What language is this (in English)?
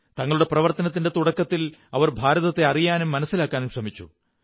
Malayalam